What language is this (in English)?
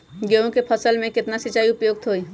Magahi